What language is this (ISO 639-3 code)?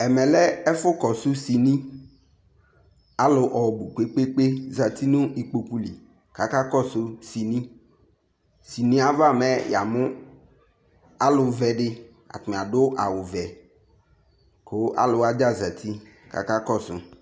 kpo